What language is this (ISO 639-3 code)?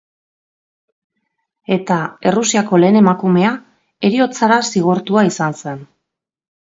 eus